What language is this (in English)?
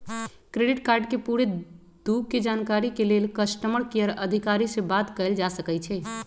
Magahi